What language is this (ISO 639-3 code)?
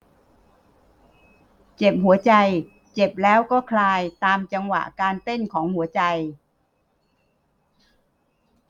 tha